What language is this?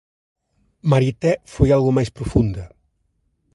Galician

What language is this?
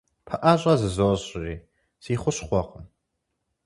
Kabardian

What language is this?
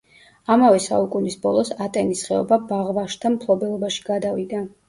Georgian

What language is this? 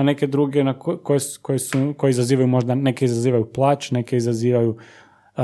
Croatian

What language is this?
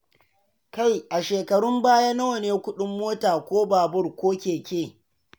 Hausa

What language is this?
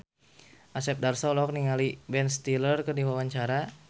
Sundanese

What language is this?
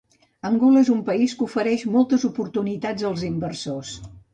Catalan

